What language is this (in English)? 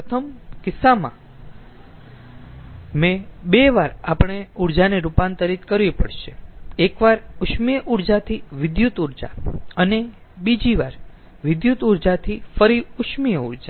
Gujarati